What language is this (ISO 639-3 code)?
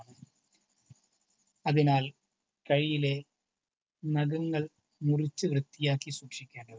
mal